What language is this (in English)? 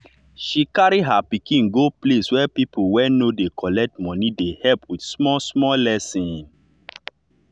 Nigerian Pidgin